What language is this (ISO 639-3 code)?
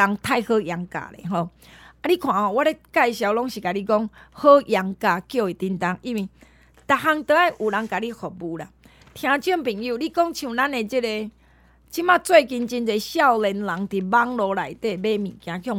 zho